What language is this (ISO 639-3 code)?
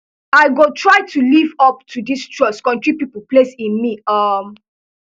pcm